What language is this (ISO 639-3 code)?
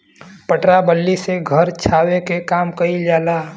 bho